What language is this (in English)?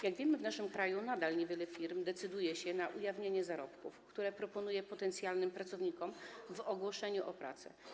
Polish